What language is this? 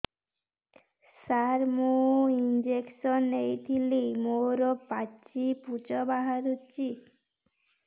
Odia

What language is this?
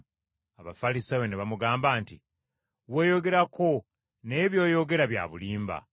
Ganda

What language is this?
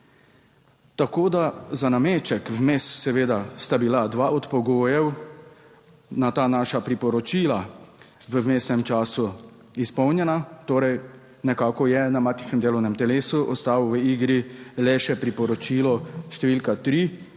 Slovenian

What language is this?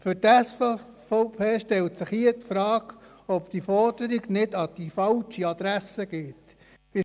Swiss German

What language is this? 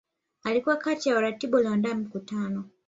Swahili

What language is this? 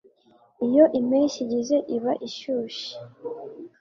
Kinyarwanda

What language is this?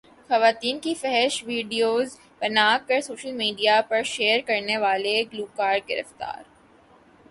Urdu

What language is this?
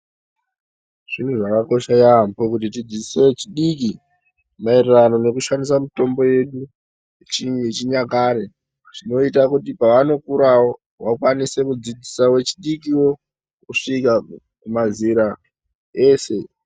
Ndau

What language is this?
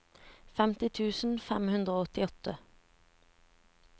Norwegian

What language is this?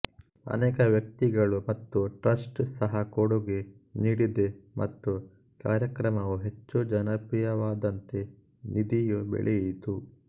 Kannada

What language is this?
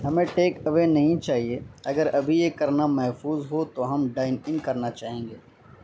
Urdu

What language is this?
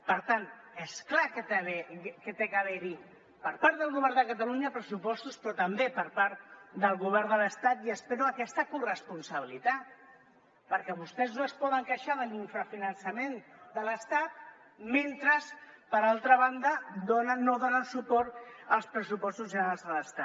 Catalan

